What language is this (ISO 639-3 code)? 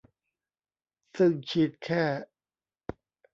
tha